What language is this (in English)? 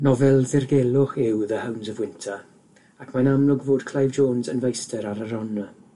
Welsh